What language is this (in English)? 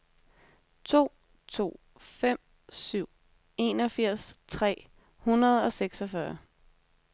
Danish